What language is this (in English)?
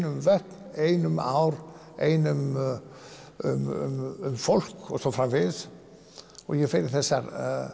Icelandic